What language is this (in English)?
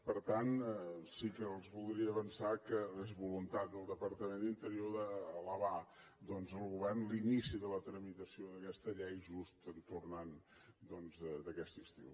Catalan